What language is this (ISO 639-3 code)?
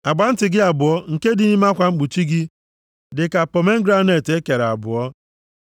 ibo